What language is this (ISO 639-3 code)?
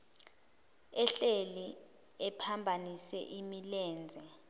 zul